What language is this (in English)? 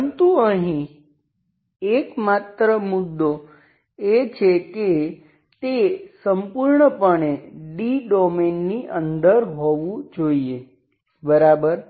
Gujarati